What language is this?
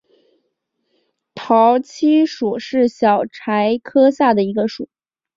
Chinese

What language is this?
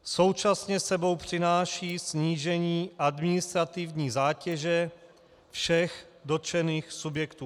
Czech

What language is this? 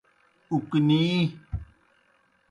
Kohistani Shina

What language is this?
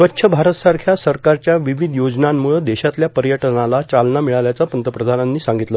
Marathi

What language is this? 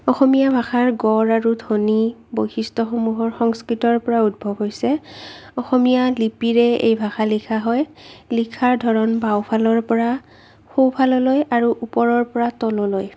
Assamese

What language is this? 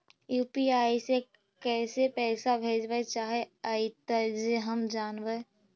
Magahi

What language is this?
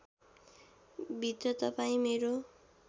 Nepali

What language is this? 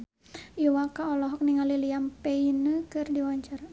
Sundanese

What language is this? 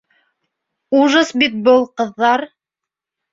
Bashkir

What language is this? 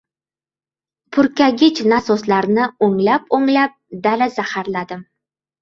Uzbek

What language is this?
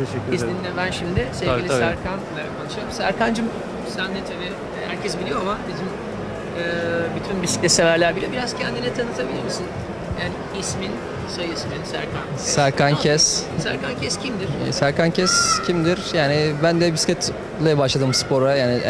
Turkish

